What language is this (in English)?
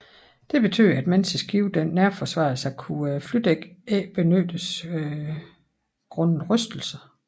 Danish